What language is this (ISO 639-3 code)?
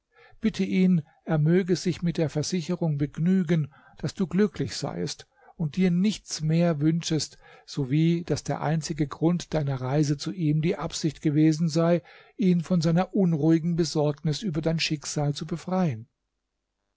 deu